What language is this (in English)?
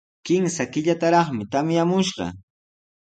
Sihuas Ancash Quechua